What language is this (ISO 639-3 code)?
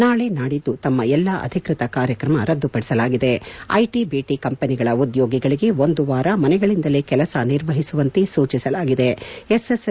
kan